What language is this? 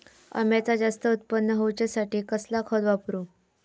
Marathi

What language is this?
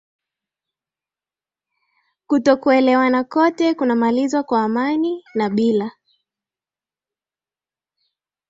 Swahili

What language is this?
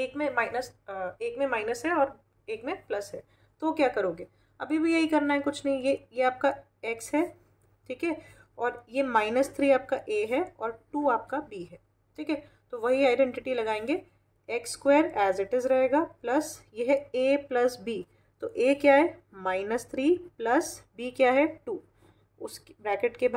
Hindi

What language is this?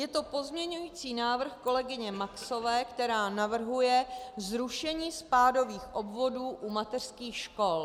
Czech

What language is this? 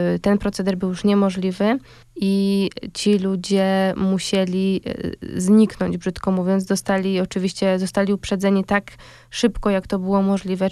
Polish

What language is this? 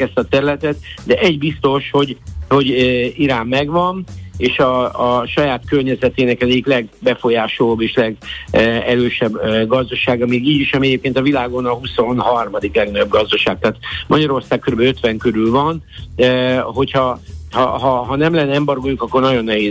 Hungarian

